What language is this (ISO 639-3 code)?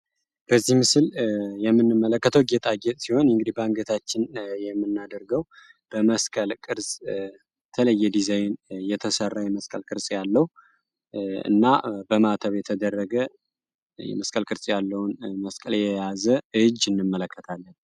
amh